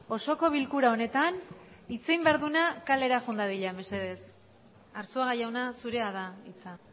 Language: Basque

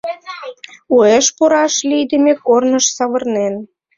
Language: Mari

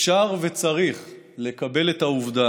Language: Hebrew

